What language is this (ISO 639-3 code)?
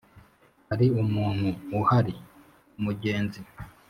kin